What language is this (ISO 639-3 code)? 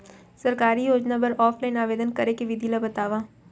hne